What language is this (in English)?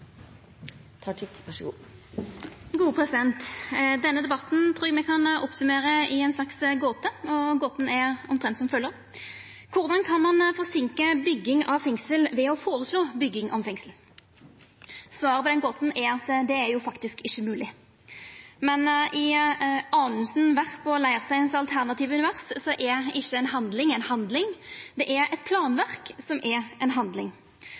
Norwegian Nynorsk